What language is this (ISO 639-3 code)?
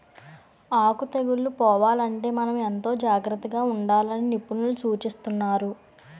tel